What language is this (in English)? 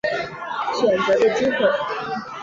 Chinese